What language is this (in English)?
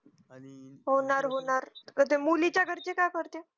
Marathi